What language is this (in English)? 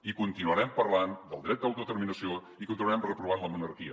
Catalan